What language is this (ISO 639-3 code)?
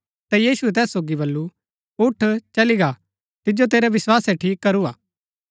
gbk